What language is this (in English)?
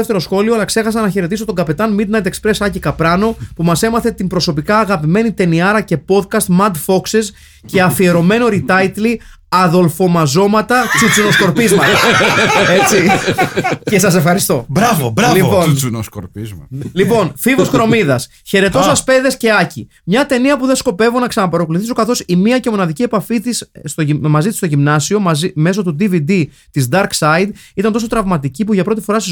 Greek